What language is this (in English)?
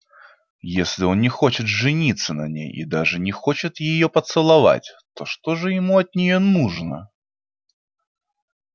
Russian